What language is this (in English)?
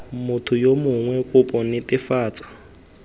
Tswana